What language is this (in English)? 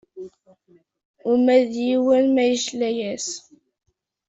Kabyle